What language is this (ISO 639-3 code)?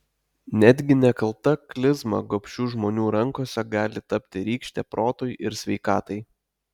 lit